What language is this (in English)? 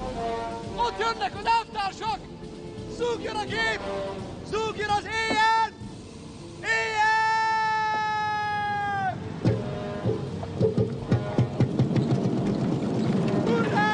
Hungarian